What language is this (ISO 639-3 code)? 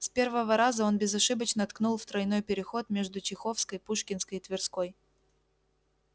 rus